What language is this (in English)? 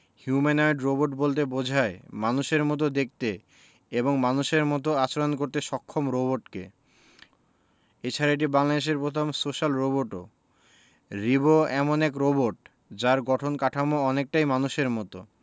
Bangla